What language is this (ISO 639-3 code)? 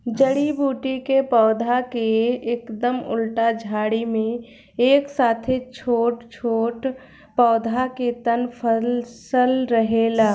bho